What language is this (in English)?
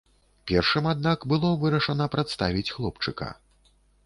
Belarusian